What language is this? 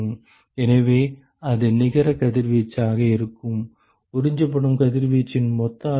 Tamil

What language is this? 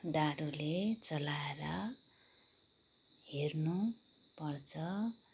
Nepali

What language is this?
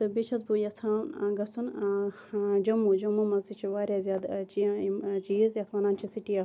Kashmiri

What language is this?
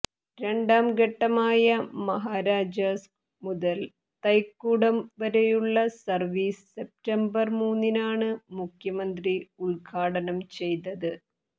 Malayalam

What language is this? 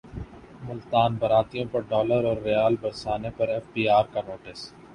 Urdu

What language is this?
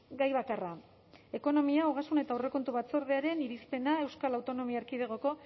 Basque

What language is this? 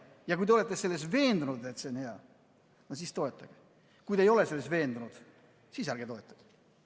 Estonian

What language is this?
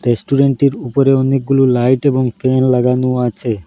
Bangla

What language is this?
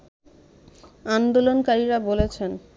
Bangla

